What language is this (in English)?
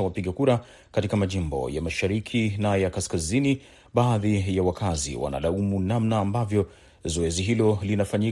Swahili